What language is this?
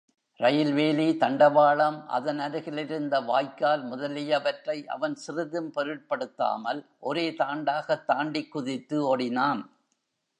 Tamil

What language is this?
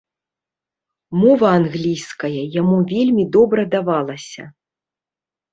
Belarusian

